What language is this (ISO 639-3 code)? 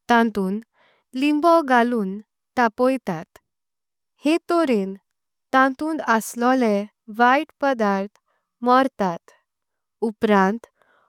kok